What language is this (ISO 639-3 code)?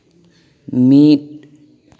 sat